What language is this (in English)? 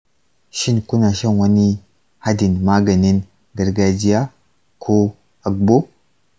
Hausa